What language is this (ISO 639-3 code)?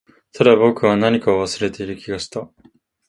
jpn